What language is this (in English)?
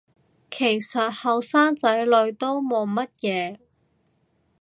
Cantonese